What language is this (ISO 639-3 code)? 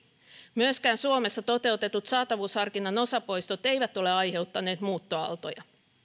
fin